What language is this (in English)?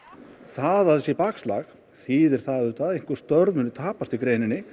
Icelandic